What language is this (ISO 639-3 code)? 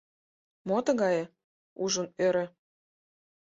chm